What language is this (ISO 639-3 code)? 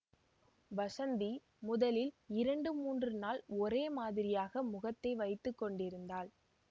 tam